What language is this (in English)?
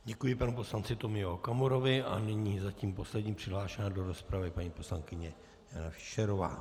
Czech